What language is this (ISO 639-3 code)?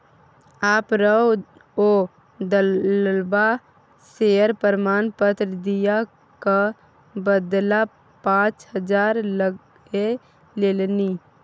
mai